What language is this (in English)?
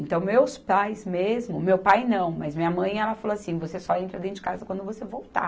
Portuguese